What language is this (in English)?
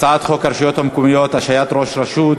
Hebrew